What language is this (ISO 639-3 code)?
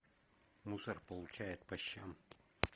rus